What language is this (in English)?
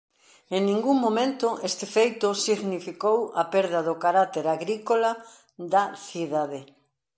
Galician